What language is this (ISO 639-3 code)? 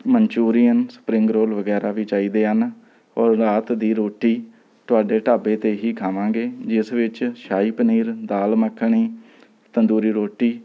pan